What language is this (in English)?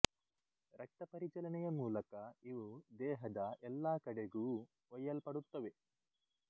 Kannada